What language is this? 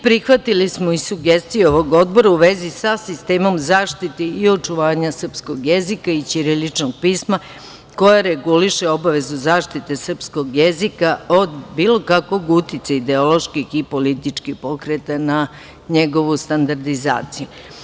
Serbian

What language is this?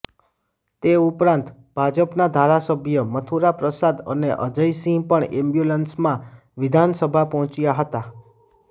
Gujarati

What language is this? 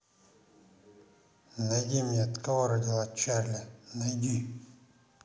Russian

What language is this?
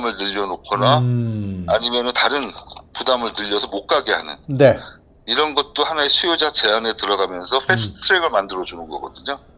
Korean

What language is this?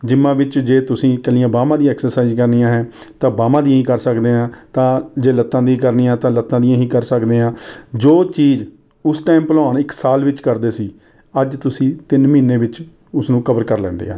Punjabi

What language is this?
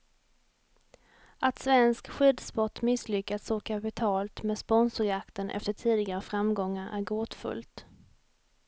Swedish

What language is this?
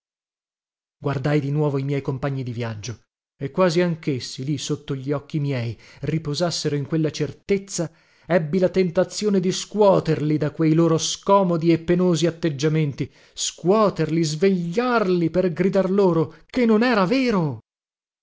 Italian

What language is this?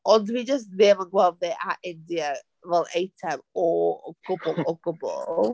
Welsh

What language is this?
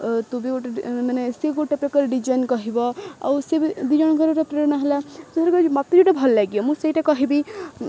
Odia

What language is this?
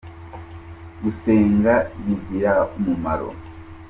Kinyarwanda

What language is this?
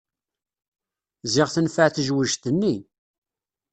Kabyle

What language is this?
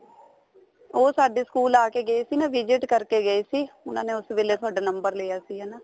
Punjabi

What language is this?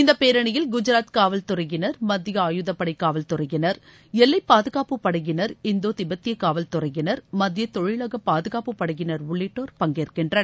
Tamil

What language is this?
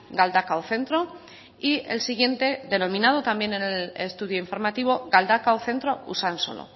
Spanish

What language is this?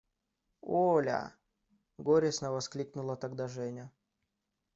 Russian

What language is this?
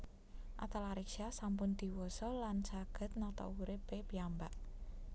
Javanese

